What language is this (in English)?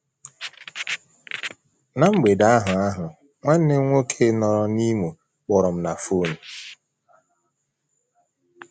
Igbo